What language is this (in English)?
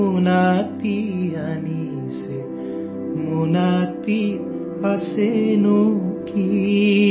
Assamese